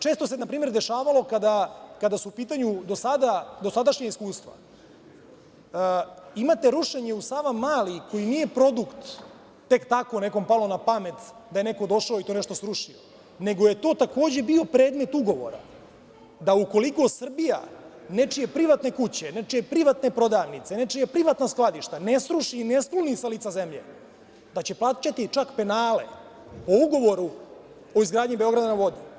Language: Serbian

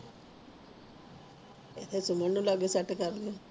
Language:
Punjabi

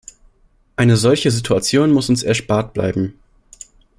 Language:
German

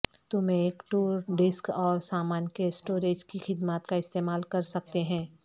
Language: Urdu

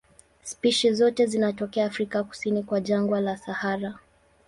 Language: Swahili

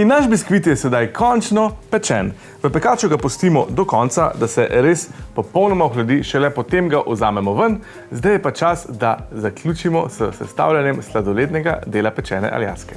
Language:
Slovenian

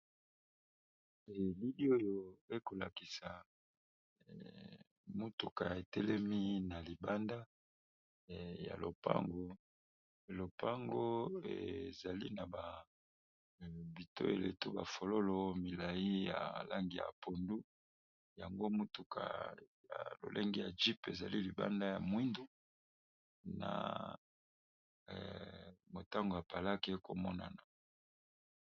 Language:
Lingala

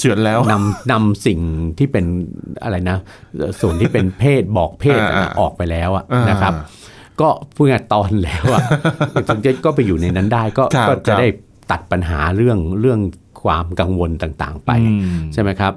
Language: Thai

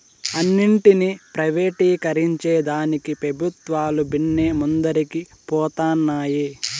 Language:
Telugu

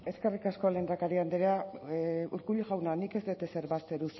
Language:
Basque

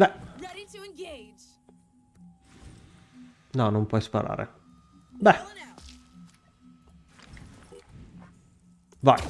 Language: Italian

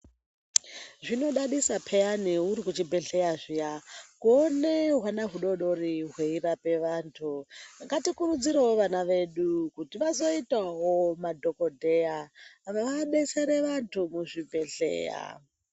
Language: Ndau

